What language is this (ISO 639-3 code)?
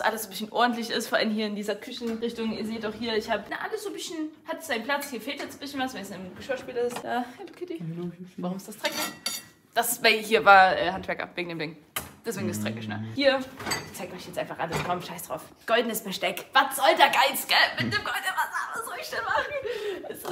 deu